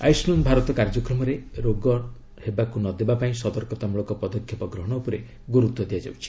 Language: Odia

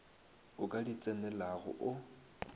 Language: Northern Sotho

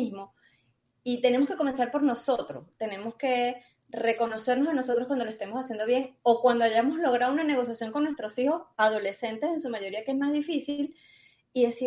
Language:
Spanish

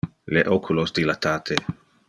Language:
Interlingua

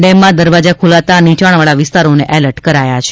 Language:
Gujarati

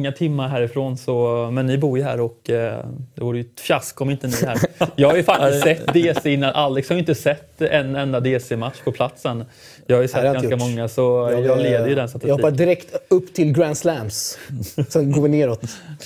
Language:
Swedish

